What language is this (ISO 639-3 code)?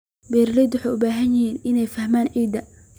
som